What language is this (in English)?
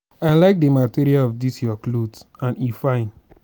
Nigerian Pidgin